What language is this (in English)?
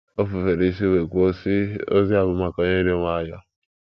Igbo